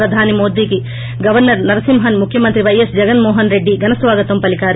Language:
Telugu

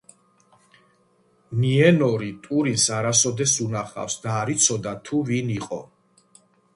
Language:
Georgian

